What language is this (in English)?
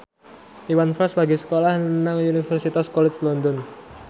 Javanese